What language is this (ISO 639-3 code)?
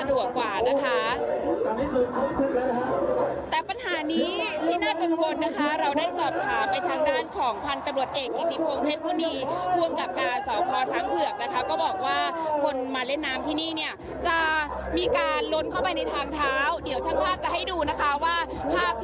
tha